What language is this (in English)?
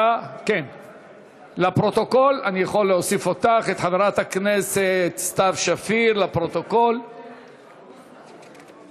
Hebrew